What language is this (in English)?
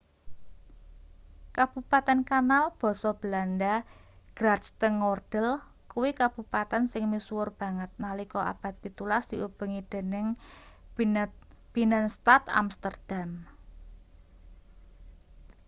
Javanese